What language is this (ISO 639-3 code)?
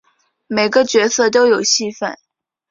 zho